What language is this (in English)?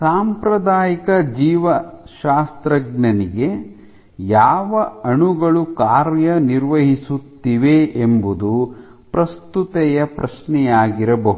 Kannada